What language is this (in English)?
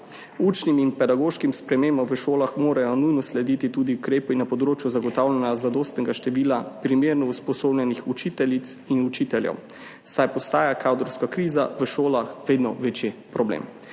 Slovenian